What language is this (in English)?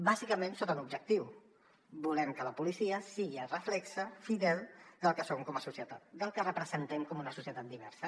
Catalan